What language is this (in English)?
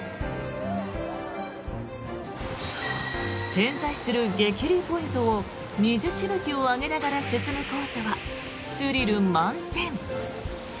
Japanese